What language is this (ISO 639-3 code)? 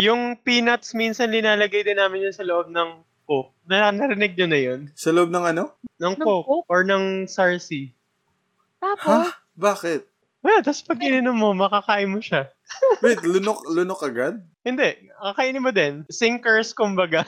fil